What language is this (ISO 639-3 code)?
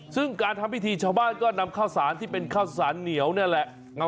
tha